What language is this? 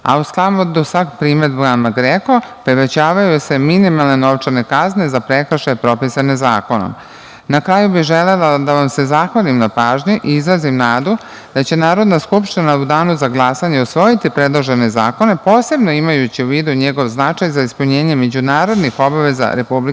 Serbian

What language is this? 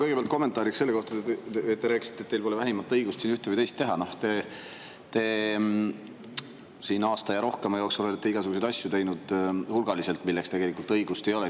Estonian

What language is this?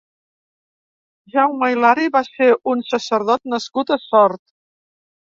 Catalan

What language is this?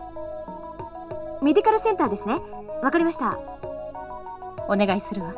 Japanese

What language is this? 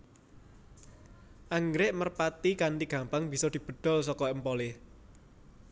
Javanese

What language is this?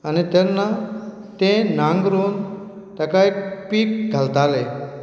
Konkani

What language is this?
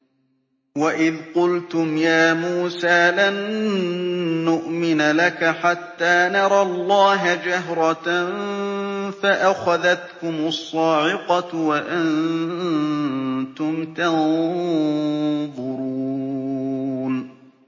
Arabic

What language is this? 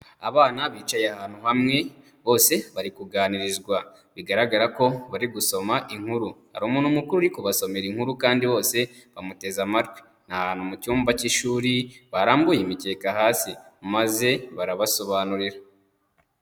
Kinyarwanda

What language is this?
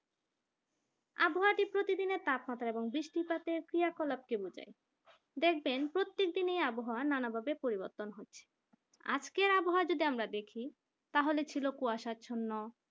Bangla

